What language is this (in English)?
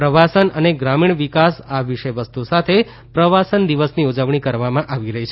Gujarati